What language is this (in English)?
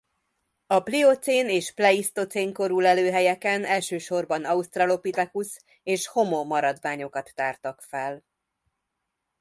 Hungarian